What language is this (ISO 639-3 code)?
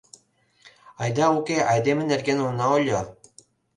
chm